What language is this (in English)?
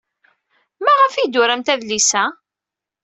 Kabyle